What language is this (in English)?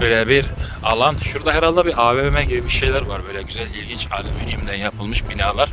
Turkish